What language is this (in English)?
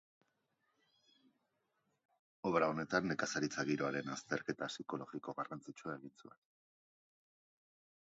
Basque